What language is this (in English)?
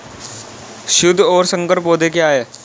Hindi